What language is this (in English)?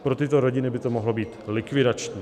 Czech